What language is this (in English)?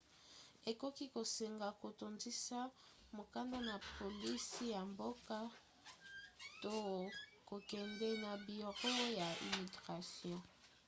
Lingala